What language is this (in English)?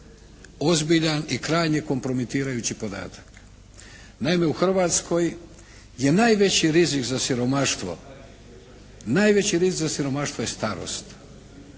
Croatian